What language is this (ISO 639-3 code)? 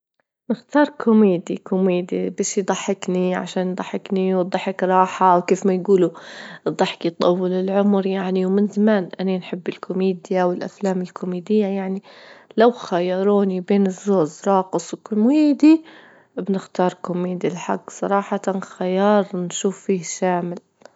ayl